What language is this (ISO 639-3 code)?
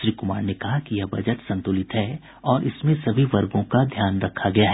hin